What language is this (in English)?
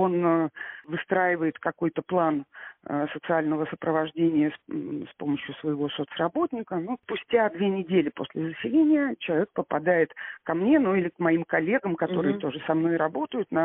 Russian